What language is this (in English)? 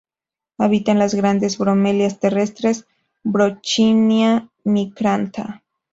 Spanish